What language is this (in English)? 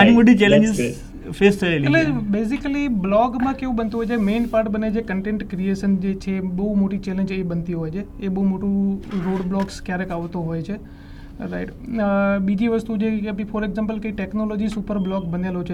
Gujarati